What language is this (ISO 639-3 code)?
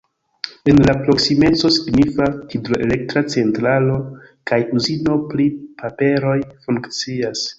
epo